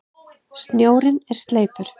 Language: Icelandic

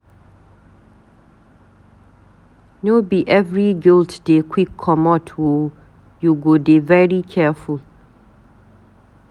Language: Nigerian Pidgin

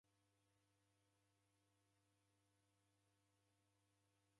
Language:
Taita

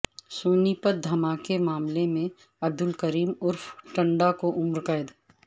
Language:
Urdu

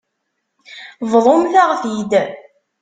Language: Kabyle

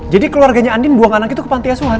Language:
Indonesian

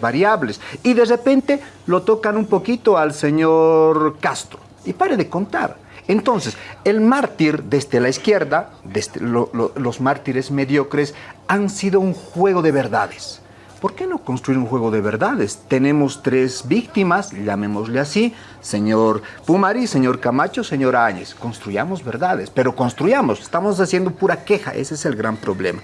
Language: Spanish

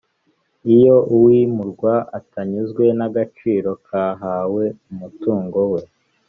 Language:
Kinyarwanda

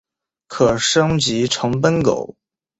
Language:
Chinese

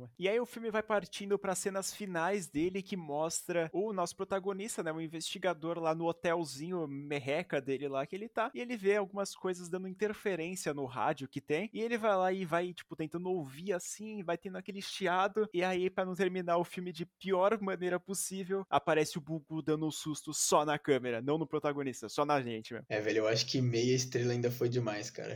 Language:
Portuguese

